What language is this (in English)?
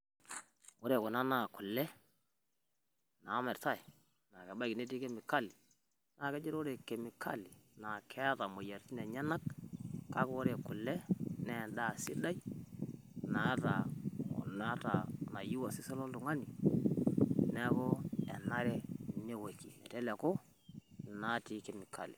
Masai